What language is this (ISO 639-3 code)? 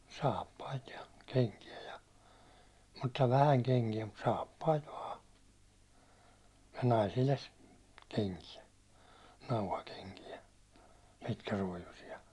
fin